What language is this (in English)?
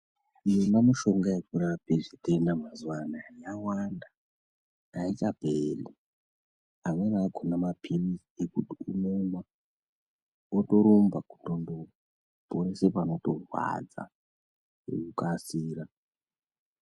Ndau